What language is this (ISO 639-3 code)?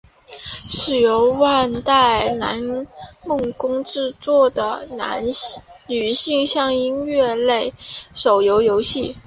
zho